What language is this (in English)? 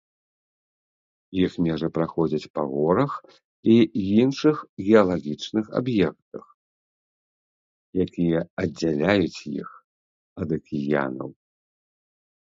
Belarusian